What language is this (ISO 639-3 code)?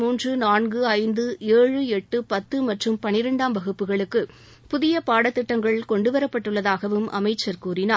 tam